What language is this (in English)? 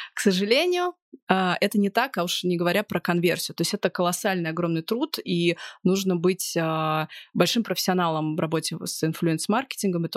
Russian